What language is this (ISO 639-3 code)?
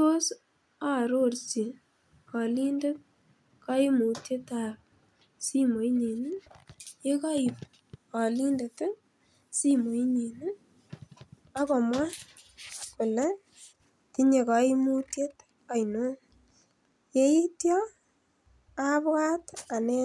kln